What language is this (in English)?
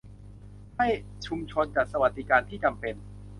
Thai